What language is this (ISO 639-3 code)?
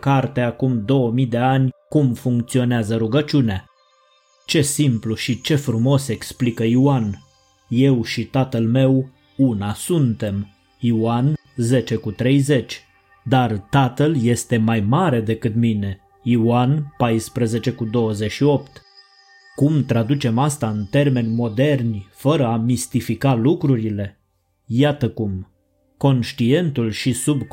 ron